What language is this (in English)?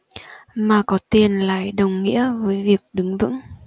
Vietnamese